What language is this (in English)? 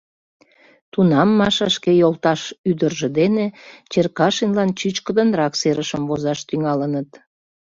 Mari